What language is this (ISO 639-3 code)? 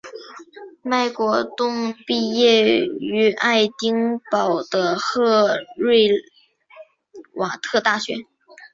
zho